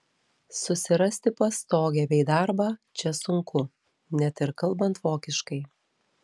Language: Lithuanian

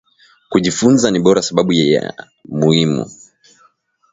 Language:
Swahili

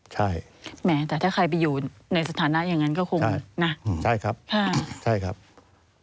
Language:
Thai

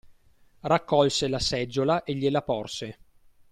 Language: Italian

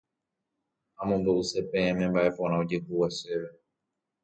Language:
Guarani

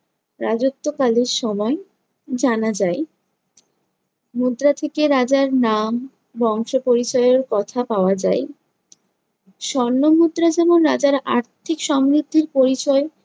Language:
Bangla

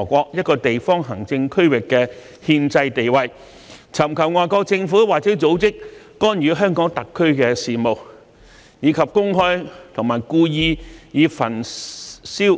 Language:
Cantonese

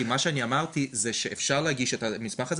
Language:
Hebrew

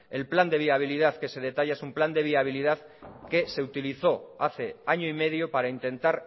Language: Spanish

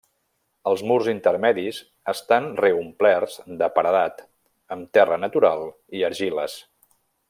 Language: Catalan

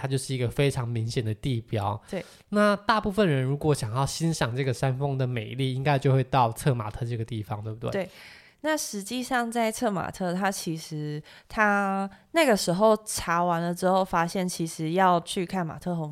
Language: Chinese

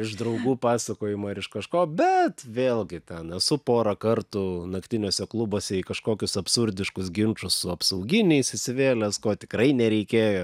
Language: Lithuanian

